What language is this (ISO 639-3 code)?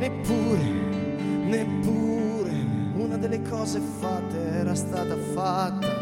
slk